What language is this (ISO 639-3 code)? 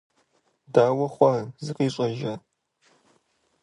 kbd